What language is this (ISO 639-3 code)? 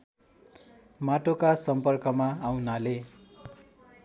nep